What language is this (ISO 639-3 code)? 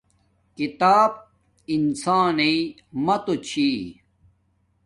dmk